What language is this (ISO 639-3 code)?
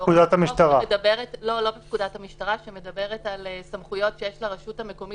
heb